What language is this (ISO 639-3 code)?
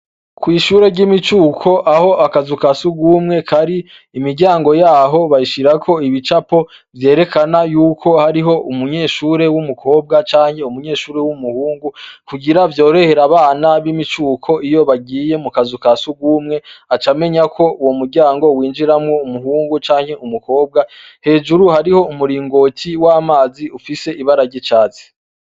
run